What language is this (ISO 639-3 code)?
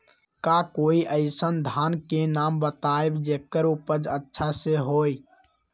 mag